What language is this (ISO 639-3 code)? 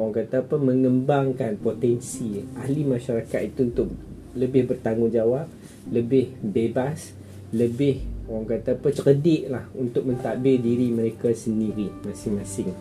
msa